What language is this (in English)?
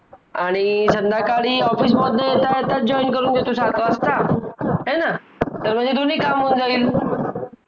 Marathi